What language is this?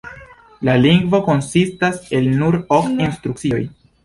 Esperanto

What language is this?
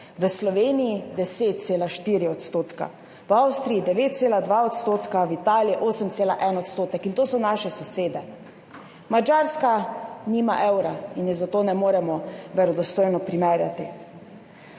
Slovenian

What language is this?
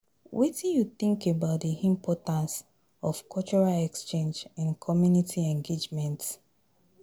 Nigerian Pidgin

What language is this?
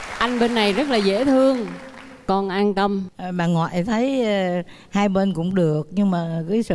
Vietnamese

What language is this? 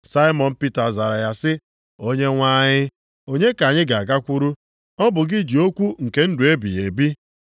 Igbo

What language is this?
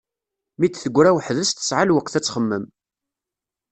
Kabyle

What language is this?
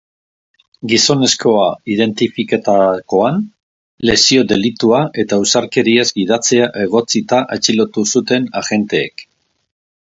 Basque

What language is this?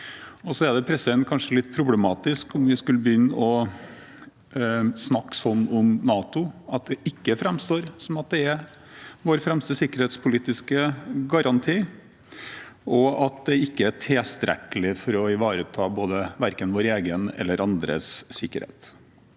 Norwegian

